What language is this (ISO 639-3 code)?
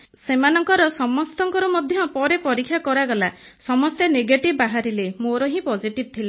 ori